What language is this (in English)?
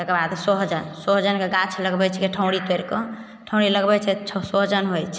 Maithili